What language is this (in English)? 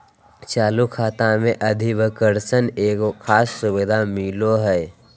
Magahi